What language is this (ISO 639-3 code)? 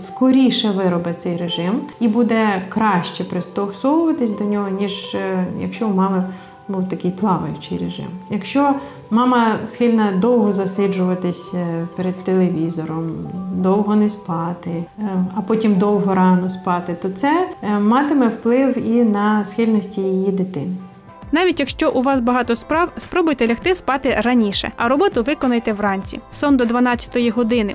ukr